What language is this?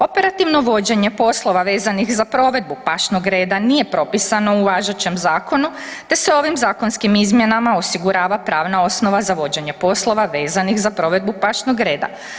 Croatian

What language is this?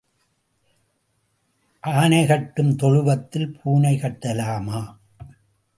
Tamil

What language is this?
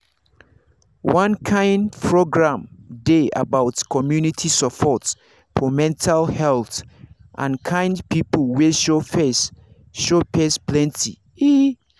Nigerian Pidgin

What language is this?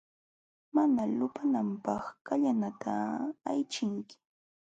Jauja Wanca Quechua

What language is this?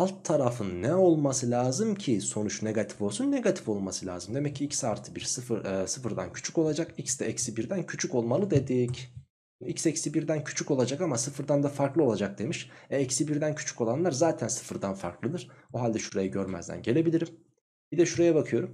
Turkish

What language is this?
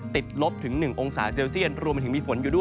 Thai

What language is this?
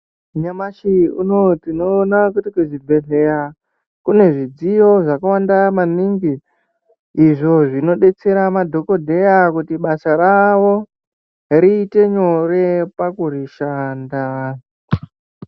Ndau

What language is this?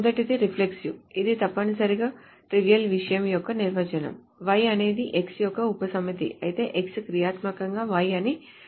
Telugu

